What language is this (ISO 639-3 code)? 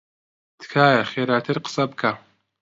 ckb